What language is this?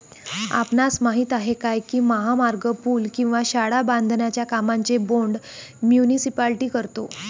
Marathi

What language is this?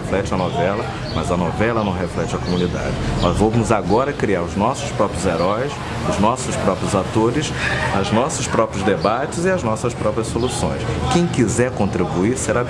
Portuguese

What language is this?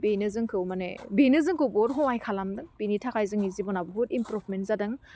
Bodo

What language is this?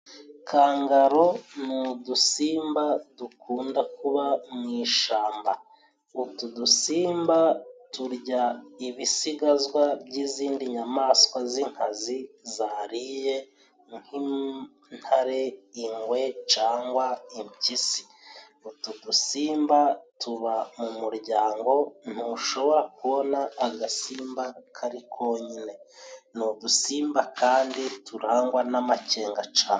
Kinyarwanda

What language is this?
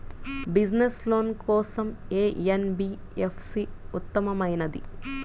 Telugu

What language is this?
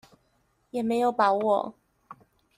Chinese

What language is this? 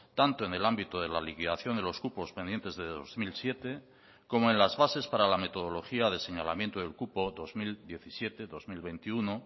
Spanish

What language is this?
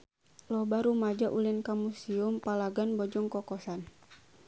Sundanese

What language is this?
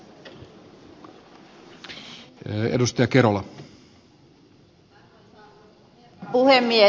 Finnish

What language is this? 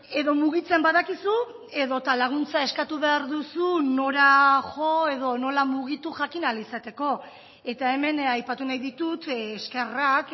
Basque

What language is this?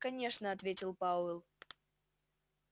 Russian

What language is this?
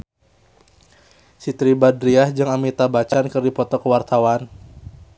Sundanese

